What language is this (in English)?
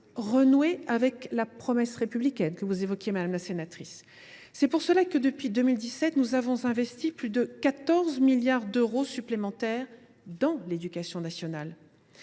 French